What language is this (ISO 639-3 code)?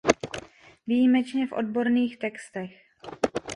ces